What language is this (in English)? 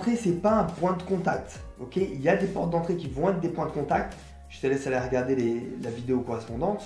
French